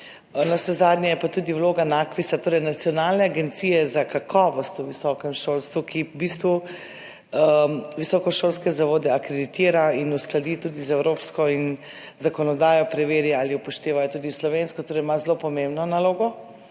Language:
Slovenian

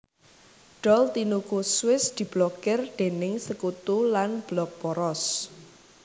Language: Javanese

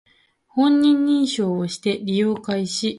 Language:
Japanese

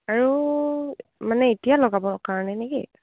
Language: Assamese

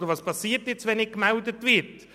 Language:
Swiss German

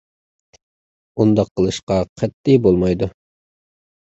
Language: Uyghur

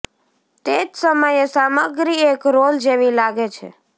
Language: Gujarati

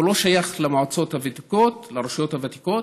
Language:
Hebrew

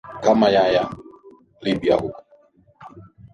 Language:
Swahili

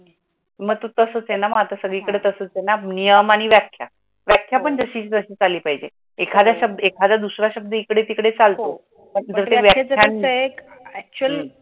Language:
Marathi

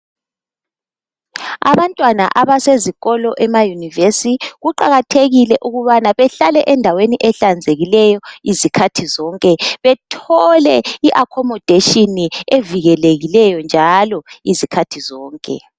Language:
North Ndebele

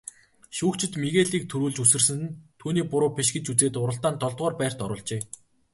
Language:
Mongolian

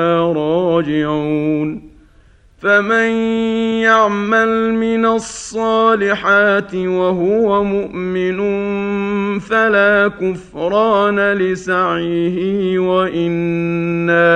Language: Arabic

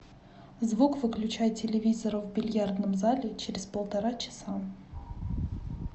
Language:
Russian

